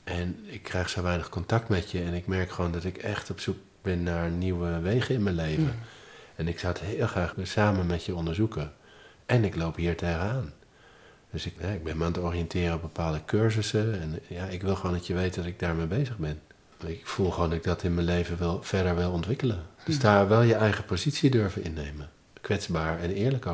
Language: Dutch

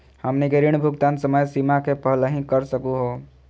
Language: Magahi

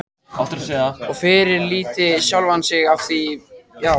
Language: Icelandic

